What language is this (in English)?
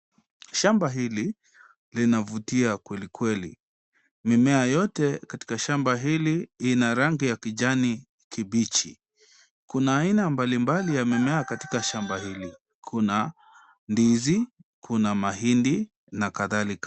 Swahili